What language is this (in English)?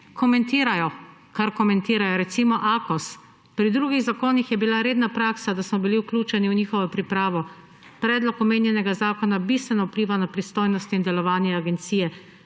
Slovenian